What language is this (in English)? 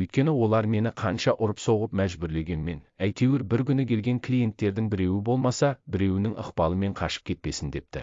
Turkish